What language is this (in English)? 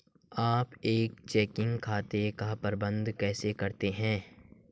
Hindi